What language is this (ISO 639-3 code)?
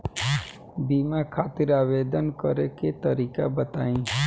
bho